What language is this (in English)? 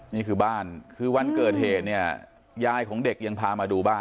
Thai